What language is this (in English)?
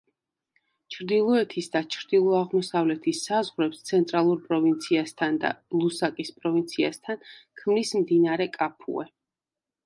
Georgian